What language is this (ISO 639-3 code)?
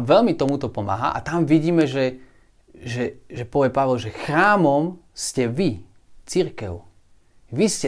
slk